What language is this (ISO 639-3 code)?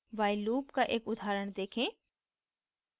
hin